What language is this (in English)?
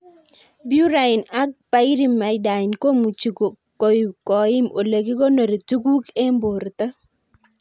Kalenjin